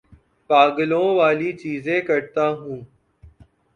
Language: Urdu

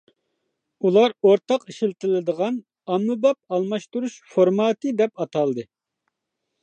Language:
Uyghur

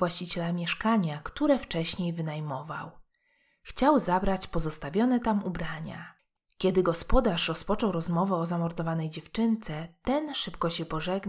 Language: Polish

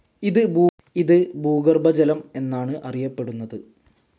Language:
Malayalam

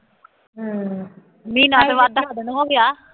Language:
Punjabi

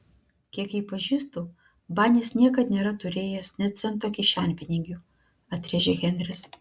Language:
Lithuanian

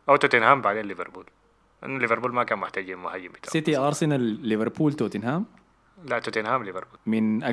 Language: Arabic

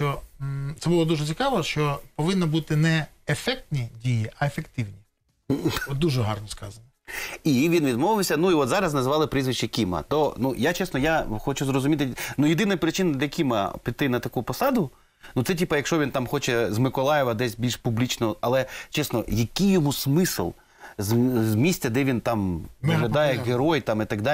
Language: Ukrainian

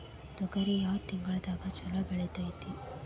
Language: Kannada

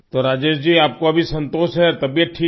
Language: Hindi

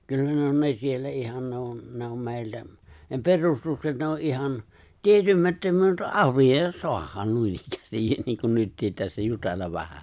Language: Finnish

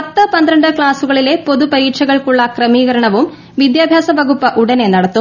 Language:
Malayalam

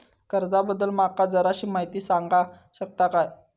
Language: Marathi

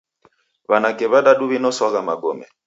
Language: Taita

